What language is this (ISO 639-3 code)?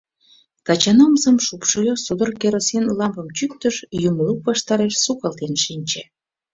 chm